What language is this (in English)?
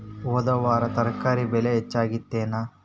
Kannada